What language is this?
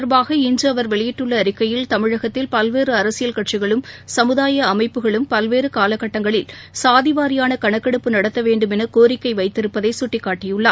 Tamil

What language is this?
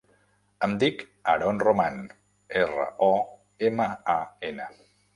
Catalan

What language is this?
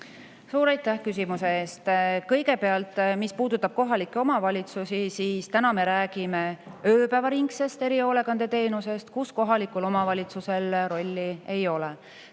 Estonian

